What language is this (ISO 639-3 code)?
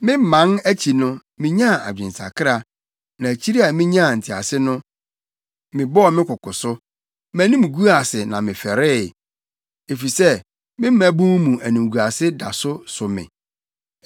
aka